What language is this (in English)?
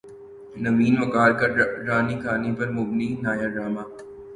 Urdu